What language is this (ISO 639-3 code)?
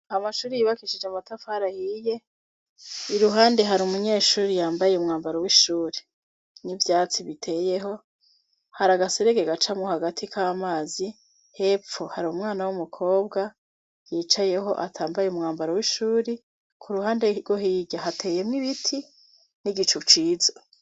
run